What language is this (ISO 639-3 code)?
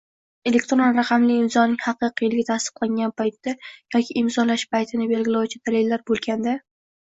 uzb